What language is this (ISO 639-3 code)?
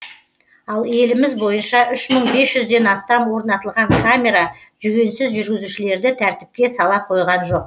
kaz